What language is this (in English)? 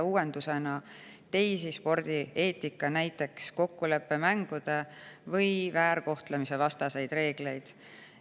Estonian